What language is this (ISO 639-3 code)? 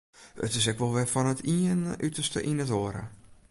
fry